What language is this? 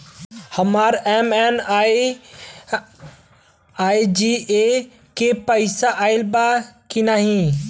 Bhojpuri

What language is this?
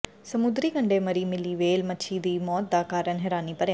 Punjabi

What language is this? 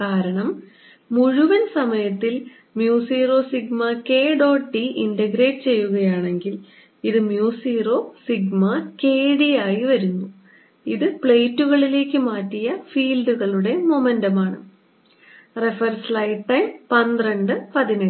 Malayalam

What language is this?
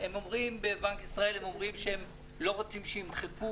Hebrew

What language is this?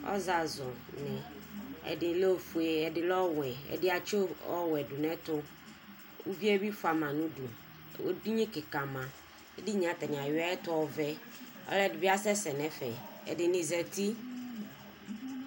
Ikposo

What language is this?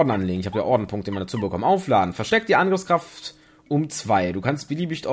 German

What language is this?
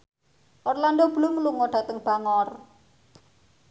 Javanese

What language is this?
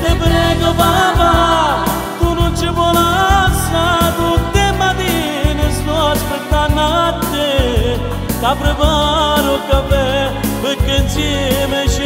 Romanian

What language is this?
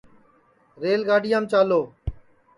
Sansi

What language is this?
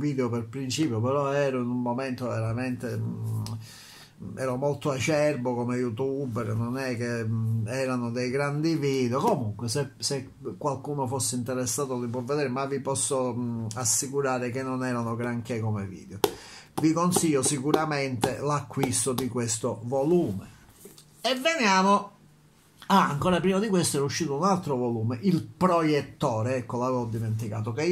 Italian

